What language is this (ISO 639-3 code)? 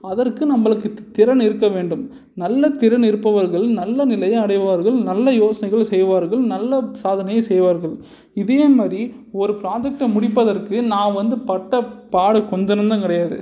tam